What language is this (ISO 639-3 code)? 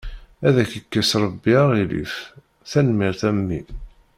kab